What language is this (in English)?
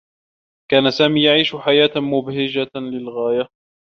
Arabic